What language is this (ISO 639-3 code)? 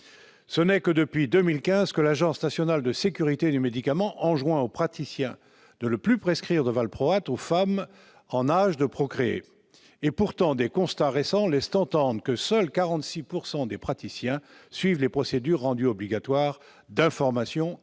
fra